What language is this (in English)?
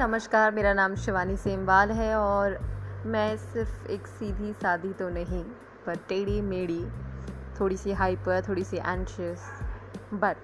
Hindi